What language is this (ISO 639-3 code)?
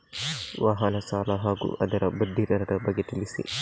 kan